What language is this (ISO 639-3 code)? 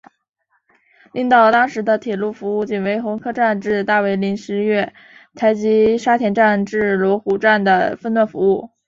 zho